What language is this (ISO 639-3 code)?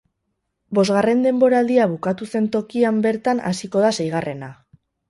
eus